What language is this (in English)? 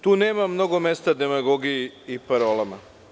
Serbian